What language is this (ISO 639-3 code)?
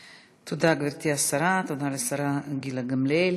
heb